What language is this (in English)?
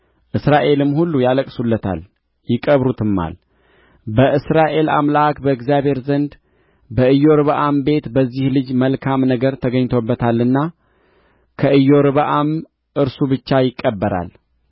Amharic